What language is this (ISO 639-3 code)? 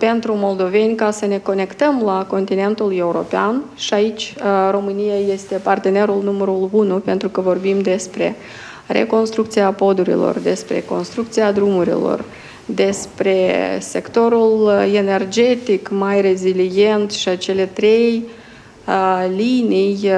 ron